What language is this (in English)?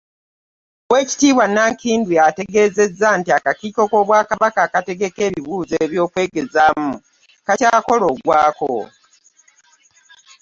Ganda